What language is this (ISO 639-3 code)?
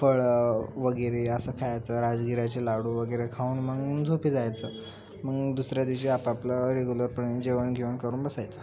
mar